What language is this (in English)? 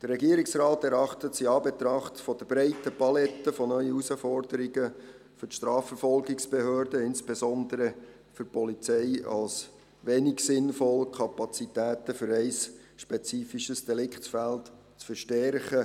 Swiss German